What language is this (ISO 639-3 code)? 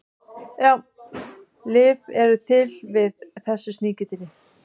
isl